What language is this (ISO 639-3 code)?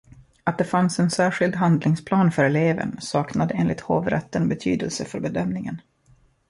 swe